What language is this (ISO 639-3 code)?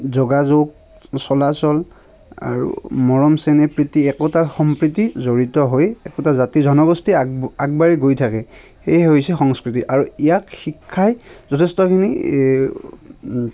asm